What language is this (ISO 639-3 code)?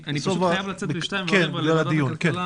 heb